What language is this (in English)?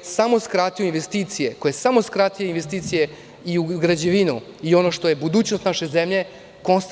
Serbian